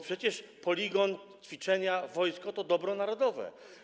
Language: Polish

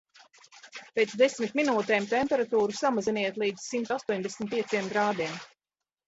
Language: Latvian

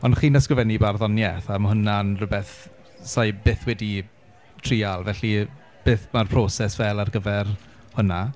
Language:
Welsh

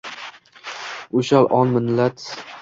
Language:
Uzbek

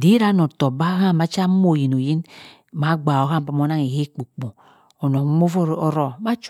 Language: Cross River Mbembe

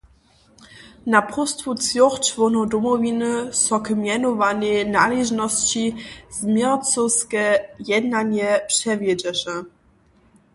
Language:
Upper Sorbian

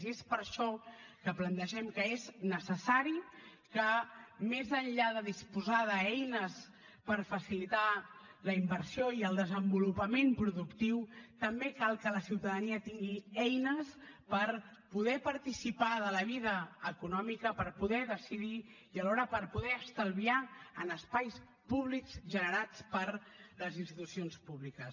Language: Catalan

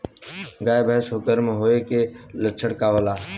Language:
Bhojpuri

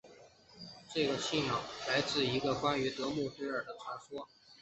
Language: Chinese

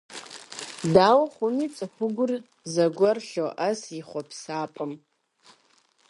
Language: Kabardian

